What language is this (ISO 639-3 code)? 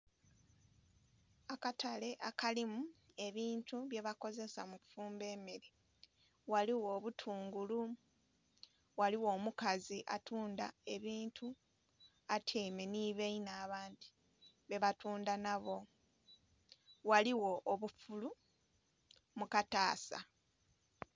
xog